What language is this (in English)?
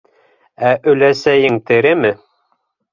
Bashkir